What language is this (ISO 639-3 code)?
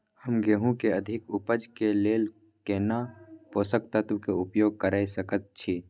mai